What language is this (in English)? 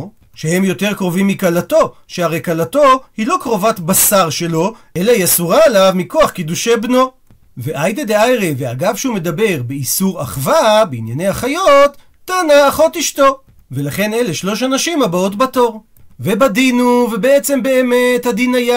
Hebrew